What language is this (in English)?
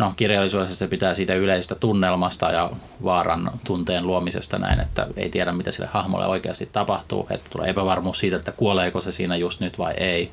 Finnish